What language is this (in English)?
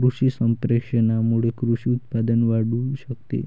Marathi